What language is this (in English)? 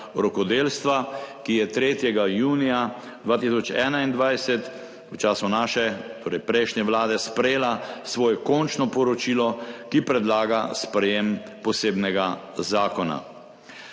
Slovenian